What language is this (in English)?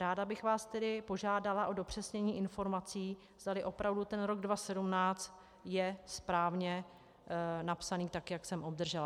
Czech